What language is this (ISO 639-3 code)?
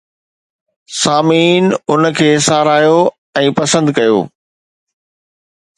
snd